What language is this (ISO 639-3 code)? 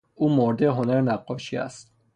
fas